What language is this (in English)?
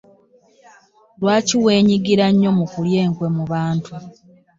Ganda